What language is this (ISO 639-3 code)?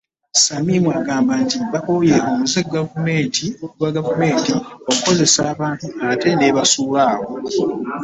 lug